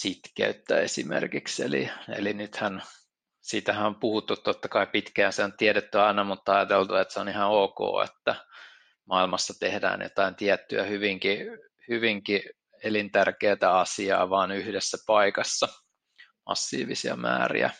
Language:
Finnish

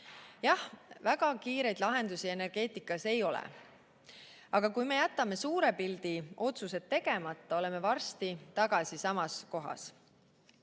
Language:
Estonian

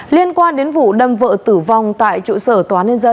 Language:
Vietnamese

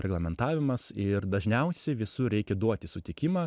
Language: Lithuanian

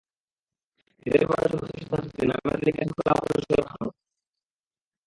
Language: Bangla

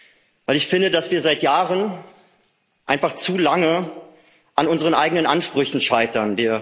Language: German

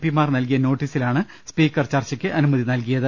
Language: Malayalam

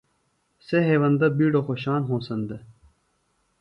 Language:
Phalura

